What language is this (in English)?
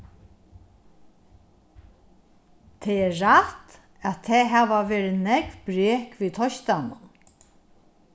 Faroese